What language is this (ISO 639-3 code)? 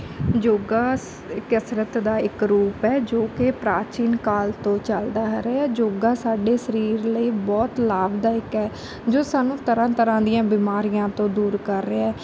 pan